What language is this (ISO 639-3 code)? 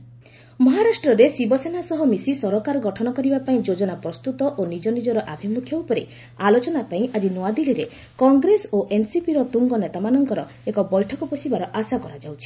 ori